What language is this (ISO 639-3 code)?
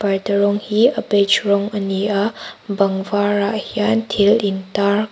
lus